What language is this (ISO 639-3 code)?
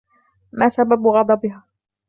ara